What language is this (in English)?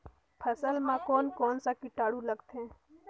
Chhattisgarhi